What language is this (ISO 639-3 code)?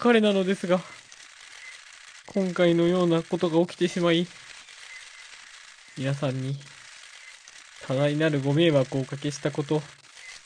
jpn